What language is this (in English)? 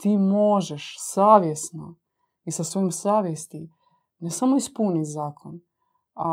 Croatian